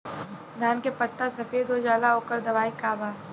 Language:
Bhojpuri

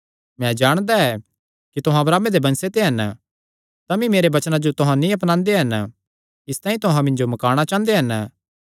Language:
Kangri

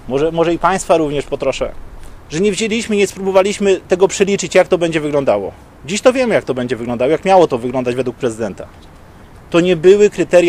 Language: Polish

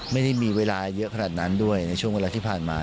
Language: Thai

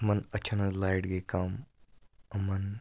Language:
Kashmiri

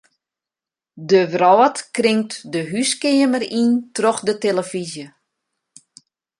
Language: Western Frisian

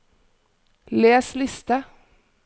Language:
Norwegian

